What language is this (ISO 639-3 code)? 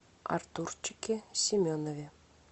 rus